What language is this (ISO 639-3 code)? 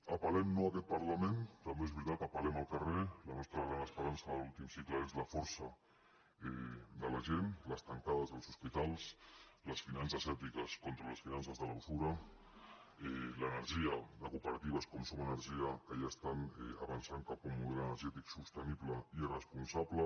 cat